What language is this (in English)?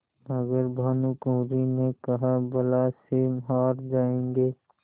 Hindi